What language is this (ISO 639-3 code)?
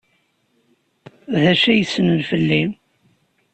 kab